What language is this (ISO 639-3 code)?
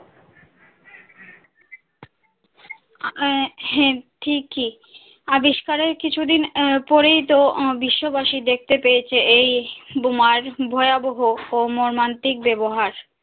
ben